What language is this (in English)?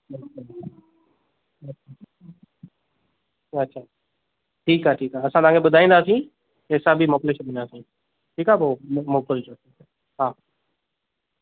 Sindhi